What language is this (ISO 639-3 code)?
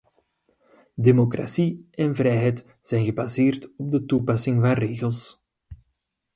nld